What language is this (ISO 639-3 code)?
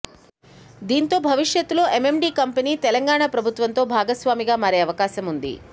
tel